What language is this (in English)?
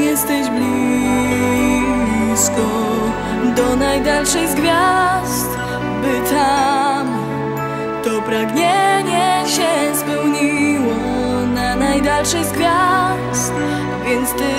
Latvian